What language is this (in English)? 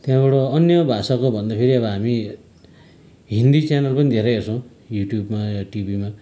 Nepali